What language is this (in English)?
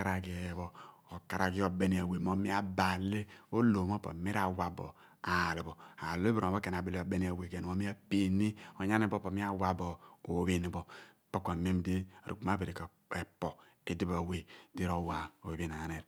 Abua